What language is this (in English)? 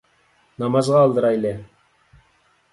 Uyghur